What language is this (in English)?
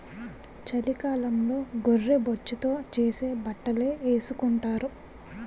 Telugu